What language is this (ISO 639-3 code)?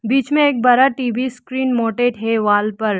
hin